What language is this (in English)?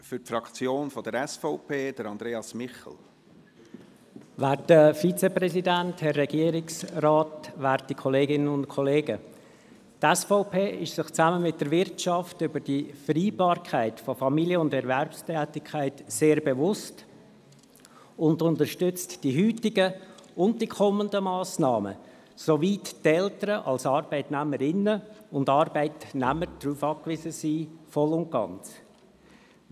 Swiss German